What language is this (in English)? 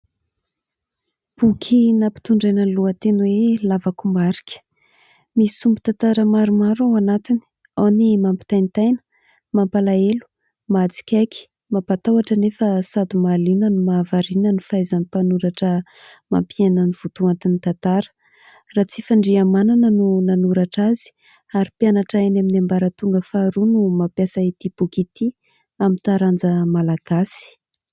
Malagasy